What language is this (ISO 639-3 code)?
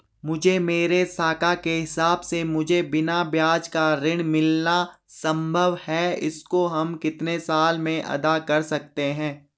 hin